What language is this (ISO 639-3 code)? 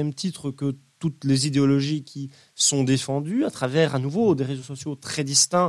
fra